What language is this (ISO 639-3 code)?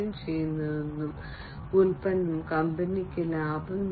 mal